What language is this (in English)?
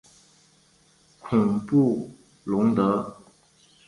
Chinese